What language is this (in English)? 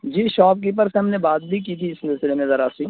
Urdu